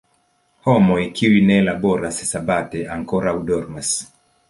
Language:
Esperanto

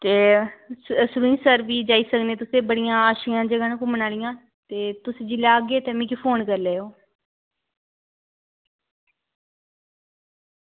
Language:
Dogri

